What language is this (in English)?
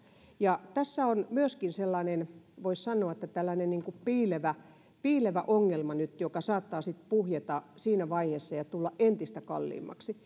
Finnish